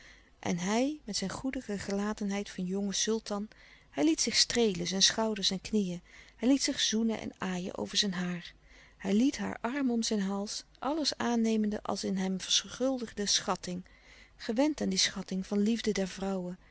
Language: Dutch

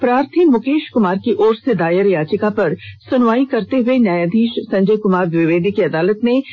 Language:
Hindi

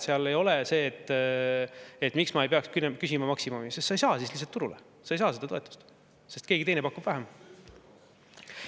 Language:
Estonian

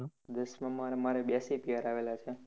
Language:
Gujarati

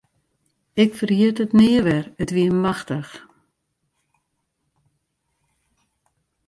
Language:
Western Frisian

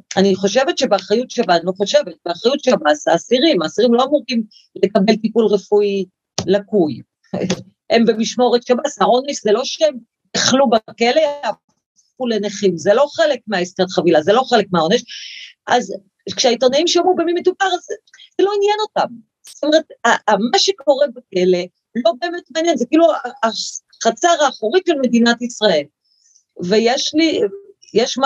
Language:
Hebrew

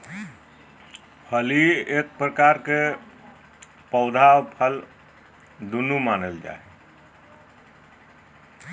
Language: Magahi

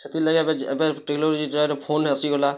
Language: Odia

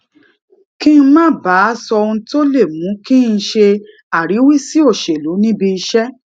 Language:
Yoruba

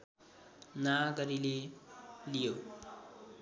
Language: Nepali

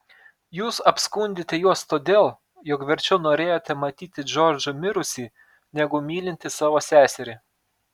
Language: Lithuanian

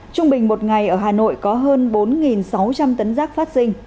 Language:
Vietnamese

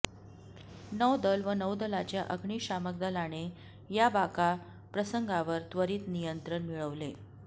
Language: Marathi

